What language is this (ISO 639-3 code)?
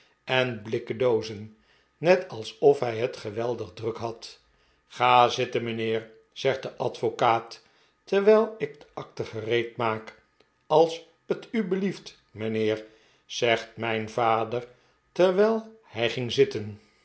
nld